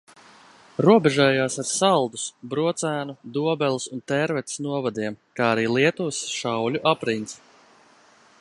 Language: Latvian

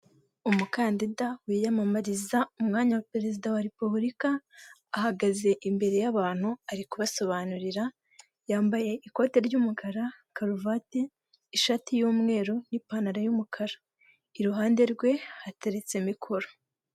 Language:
Kinyarwanda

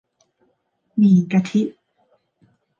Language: Thai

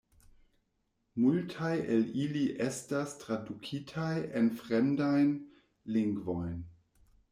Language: Esperanto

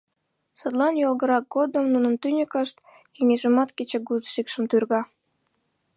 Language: Mari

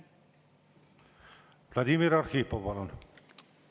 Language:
Estonian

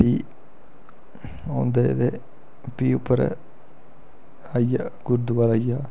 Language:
Dogri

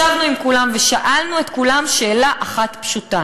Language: Hebrew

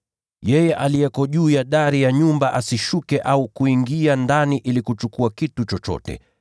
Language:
Swahili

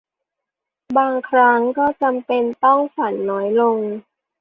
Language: Thai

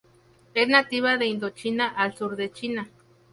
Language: Spanish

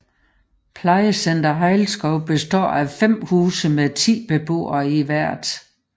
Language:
Danish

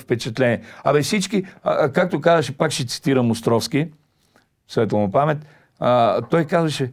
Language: Bulgarian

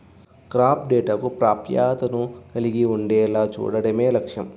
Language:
Telugu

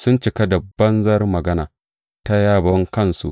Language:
Hausa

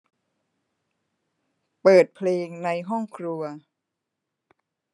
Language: Thai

